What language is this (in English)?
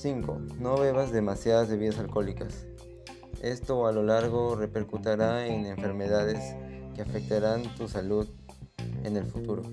Spanish